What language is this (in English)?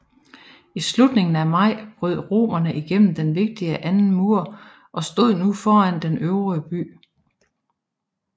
Danish